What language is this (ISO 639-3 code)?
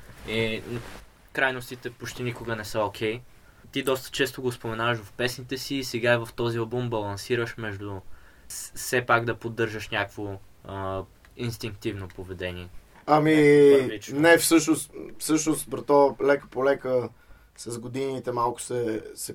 bul